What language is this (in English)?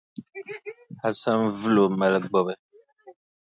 Dagbani